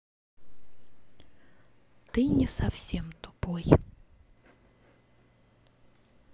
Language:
Russian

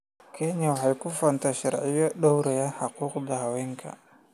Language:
Somali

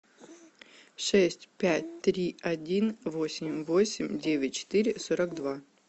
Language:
Russian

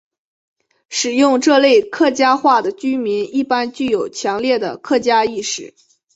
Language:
Chinese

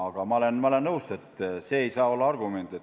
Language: Estonian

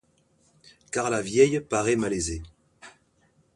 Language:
French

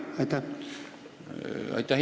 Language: Estonian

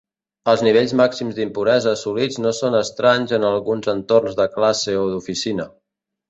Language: Catalan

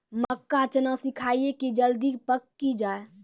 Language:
Maithili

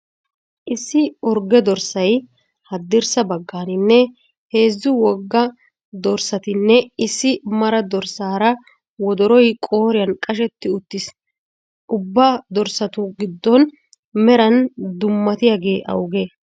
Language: Wolaytta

